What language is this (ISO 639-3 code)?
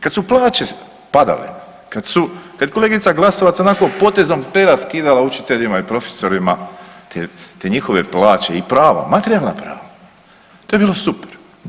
hrv